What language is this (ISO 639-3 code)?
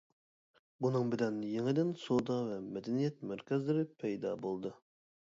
uig